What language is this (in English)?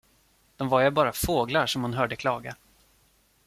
Swedish